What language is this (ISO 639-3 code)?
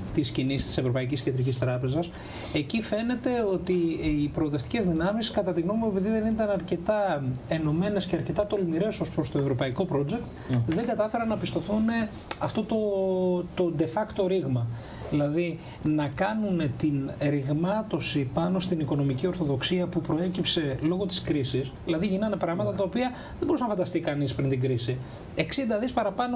ell